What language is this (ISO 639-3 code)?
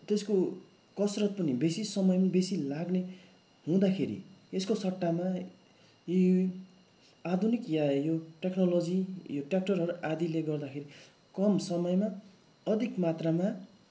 nep